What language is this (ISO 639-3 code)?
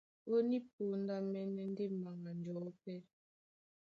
dua